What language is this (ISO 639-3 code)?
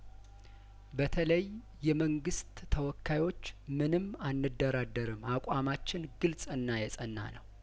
amh